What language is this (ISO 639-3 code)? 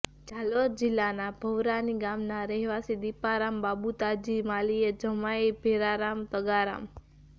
guj